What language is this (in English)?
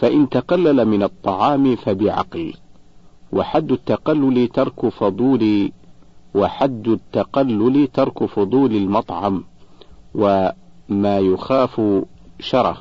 Arabic